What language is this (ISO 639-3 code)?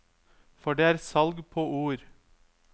nor